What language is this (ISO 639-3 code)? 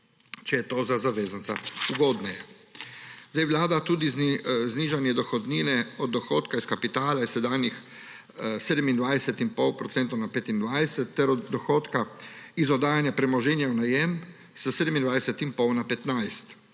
slv